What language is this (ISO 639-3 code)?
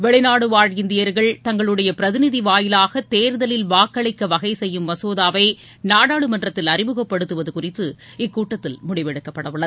tam